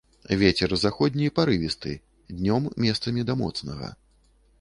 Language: Belarusian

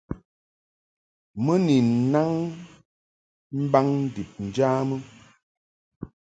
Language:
Mungaka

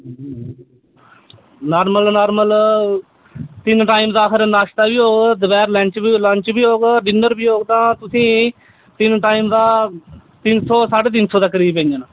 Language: Dogri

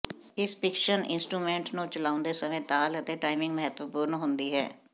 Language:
Punjabi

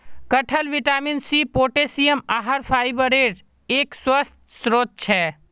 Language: Magahi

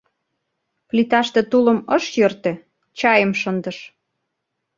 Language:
Mari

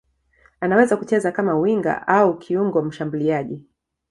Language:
Swahili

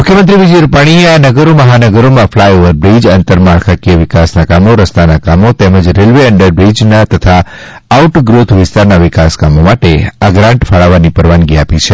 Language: Gujarati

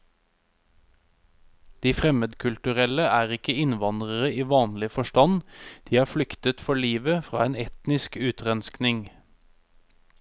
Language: Norwegian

